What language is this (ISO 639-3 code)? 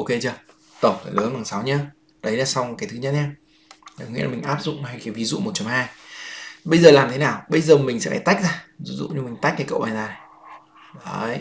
vie